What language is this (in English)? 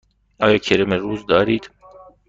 Persian